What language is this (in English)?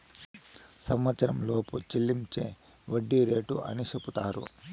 Telugu